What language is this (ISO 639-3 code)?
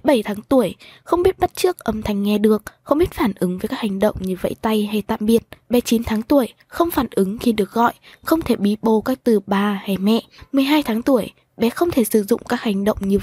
vie